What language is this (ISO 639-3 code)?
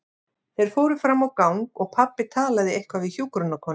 isl